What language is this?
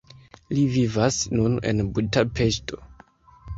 Esperanto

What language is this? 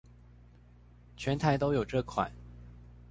Chinese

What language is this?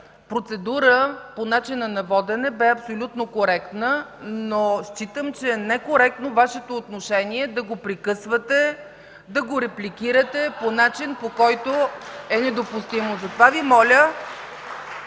Bulgarian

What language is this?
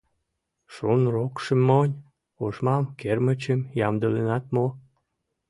Mari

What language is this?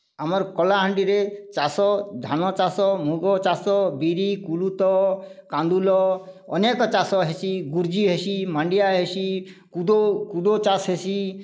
Odia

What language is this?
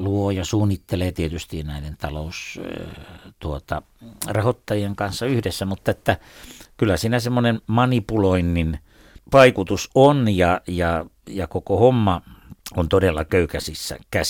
Finnish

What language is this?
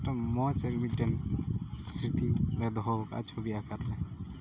Santali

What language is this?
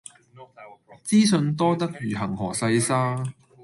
Cantonese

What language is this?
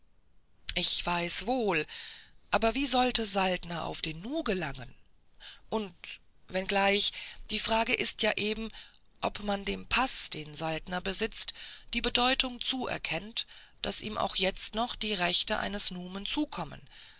German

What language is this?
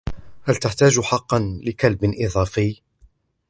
Arabic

